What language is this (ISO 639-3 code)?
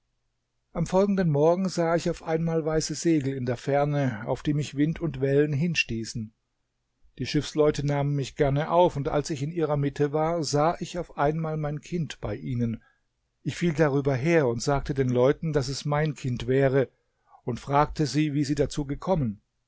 deu